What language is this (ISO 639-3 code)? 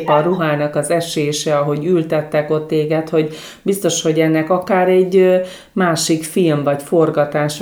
hun